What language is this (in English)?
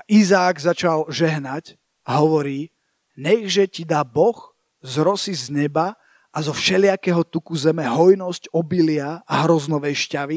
Slovak